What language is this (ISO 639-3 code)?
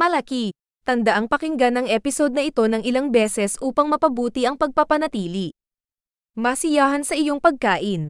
fil